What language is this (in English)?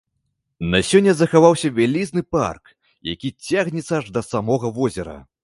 Belarusian